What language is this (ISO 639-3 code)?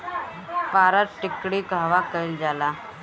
bho